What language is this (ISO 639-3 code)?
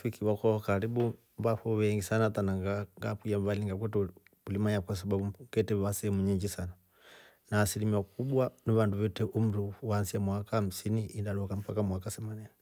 rof